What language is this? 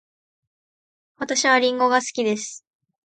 Japanese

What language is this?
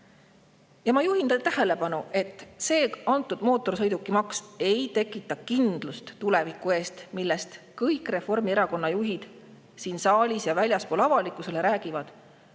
Estonian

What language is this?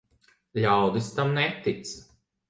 Latvian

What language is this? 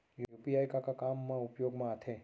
Chhattisgarhi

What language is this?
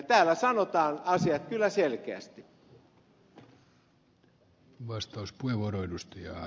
Finnish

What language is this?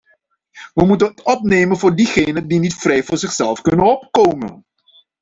Dutch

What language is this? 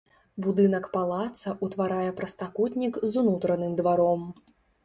Belarusian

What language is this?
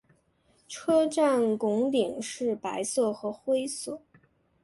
Chinese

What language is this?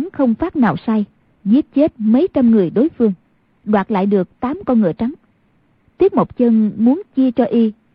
Vietnamese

